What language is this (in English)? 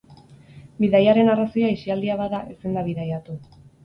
Basque